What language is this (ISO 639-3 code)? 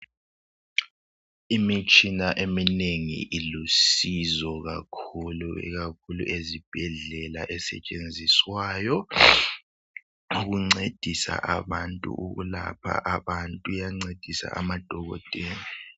nde